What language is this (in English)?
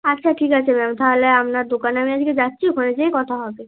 Bangla